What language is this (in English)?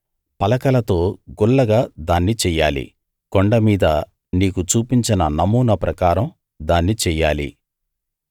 Telugu